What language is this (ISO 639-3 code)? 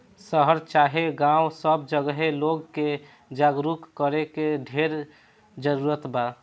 bho